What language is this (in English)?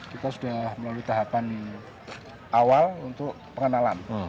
Indonesian